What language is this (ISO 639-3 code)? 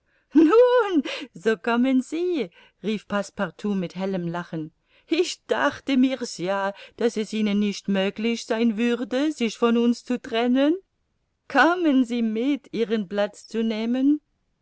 deu